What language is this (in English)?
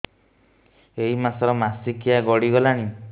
Odia